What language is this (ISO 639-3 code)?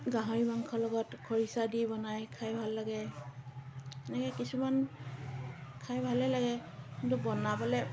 asm